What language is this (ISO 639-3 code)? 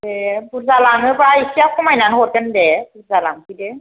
brx